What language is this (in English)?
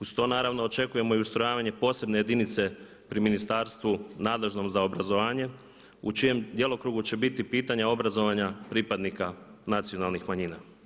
Croatian